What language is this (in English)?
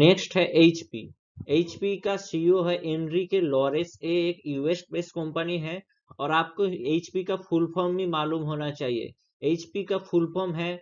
Hindi